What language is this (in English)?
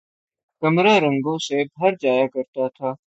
Urdu